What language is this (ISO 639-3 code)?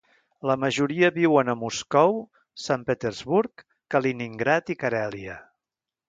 cat